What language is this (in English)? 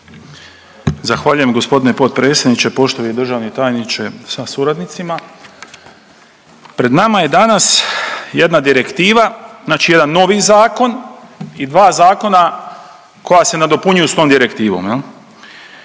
Croatian